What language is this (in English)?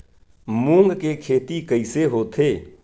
Chhattisgarhi